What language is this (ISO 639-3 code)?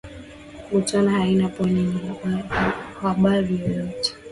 swa